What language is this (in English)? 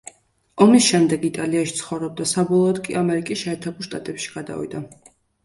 Georgian